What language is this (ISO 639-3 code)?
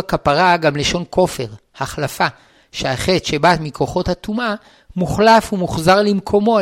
heb